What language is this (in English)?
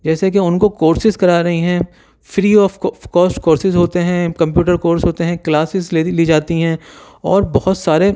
Urdu